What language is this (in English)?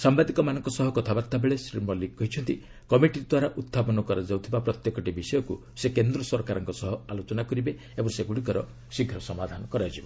Odia